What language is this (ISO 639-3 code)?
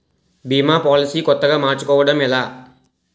tel